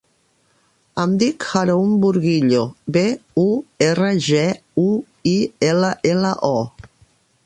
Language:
Catalan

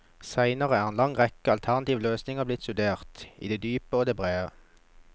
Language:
Norwegian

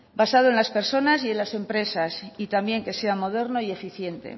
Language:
Spanish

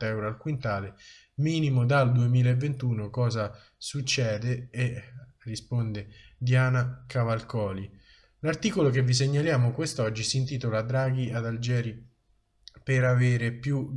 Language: Italian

